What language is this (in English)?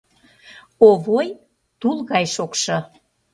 Mari